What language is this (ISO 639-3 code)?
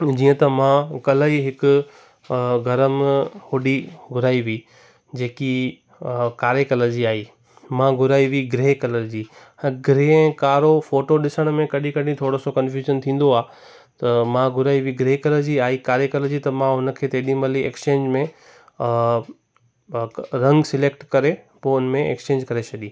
snd